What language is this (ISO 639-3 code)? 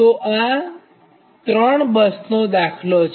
guj